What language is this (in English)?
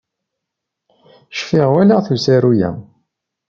Kabyle